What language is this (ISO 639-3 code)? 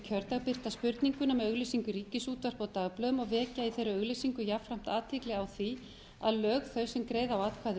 isl